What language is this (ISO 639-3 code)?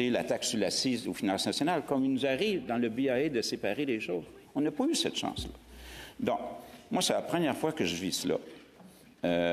fra